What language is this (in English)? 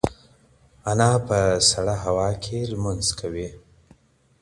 Pashto